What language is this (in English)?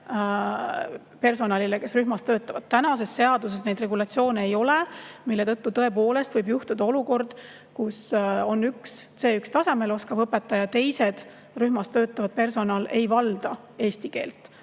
Estonian